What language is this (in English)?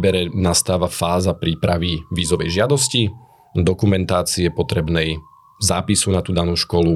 Slovak